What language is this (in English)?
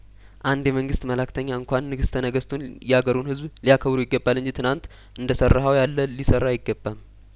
Amharic